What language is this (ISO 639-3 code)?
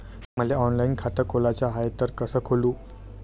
mar